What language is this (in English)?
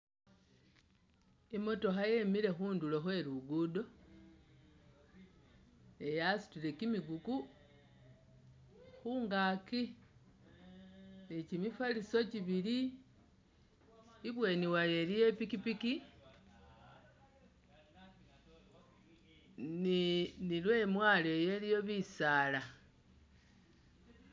Masaaba